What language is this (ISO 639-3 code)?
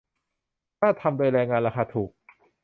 tha